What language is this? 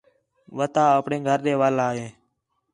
Khetrani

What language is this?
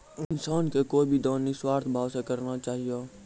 Maithili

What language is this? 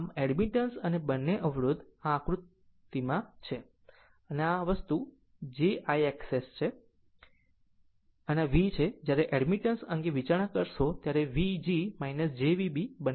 Gujarati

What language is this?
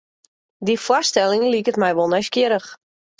Western Frisian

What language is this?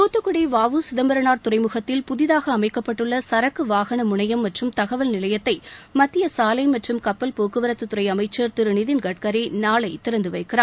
Tamil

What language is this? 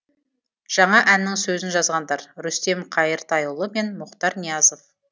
Kazakh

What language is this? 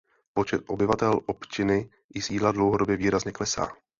Czech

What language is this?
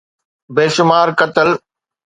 Sindhi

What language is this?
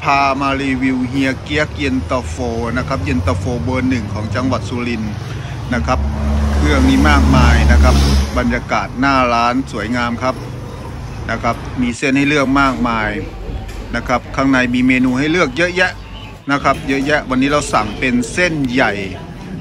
Thai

